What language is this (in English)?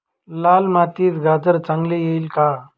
Marathi